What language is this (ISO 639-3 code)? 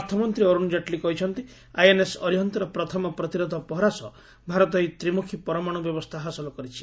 ori